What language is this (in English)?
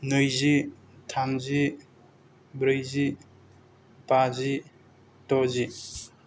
Bodo